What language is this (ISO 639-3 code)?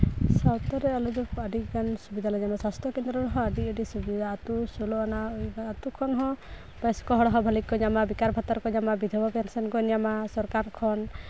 sat